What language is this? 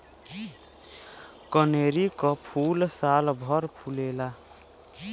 Bhojpuri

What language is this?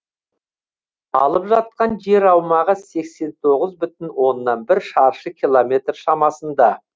Kazakh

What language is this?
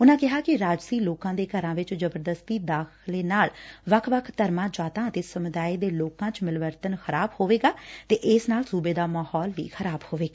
Punjabi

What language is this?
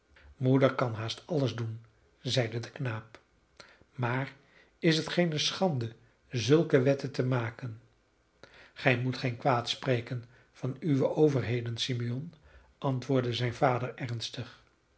Dutch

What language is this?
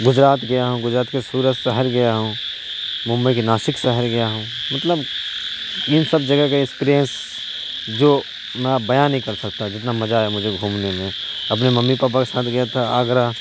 Urdu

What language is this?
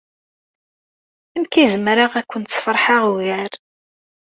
Kabyle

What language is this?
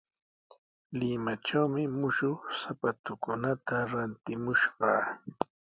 Sihuas Ancash Quechua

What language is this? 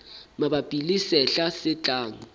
Southern Sotho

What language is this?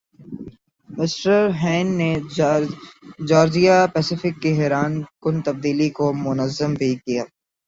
Urdu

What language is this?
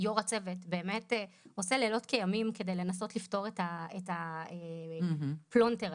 Hebrew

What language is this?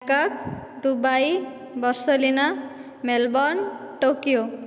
Odia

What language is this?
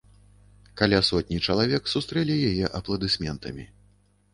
Belarusian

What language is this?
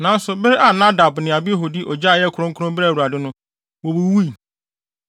Akan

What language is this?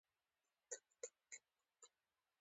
Pashto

